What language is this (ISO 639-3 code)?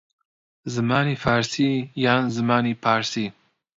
ckb